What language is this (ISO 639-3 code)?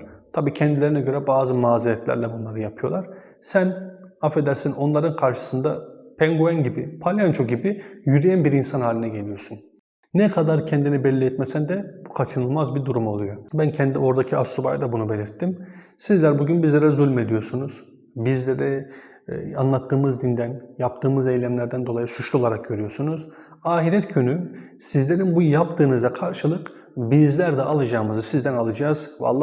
tur